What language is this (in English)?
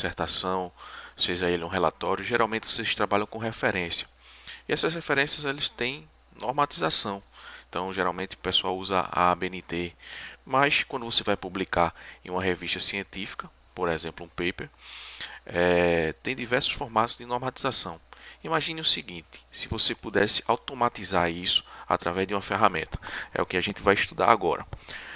Portuguese